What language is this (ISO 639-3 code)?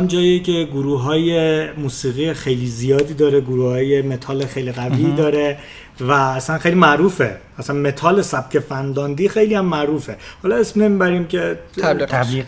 fas